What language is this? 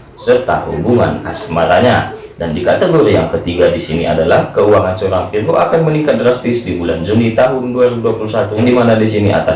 Indonesian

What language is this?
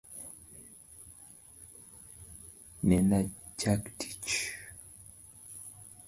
Luo (Kenya and Tanzania)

